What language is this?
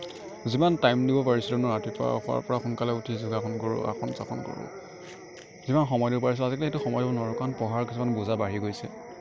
Assamese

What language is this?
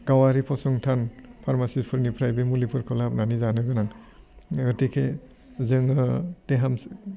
Bodo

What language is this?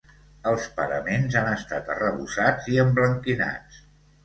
Catalan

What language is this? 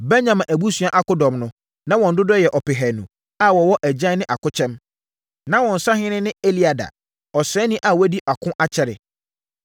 Akan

